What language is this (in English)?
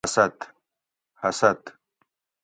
Gawri